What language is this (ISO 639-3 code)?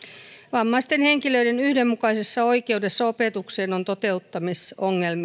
fin